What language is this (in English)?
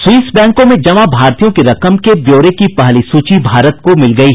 Hindi